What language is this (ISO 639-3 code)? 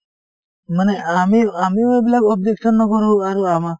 asm